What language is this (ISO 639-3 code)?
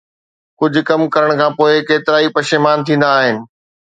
snd